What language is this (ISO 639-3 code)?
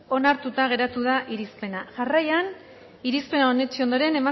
eus